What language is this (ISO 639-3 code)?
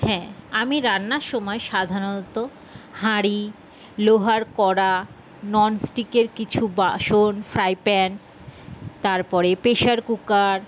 ben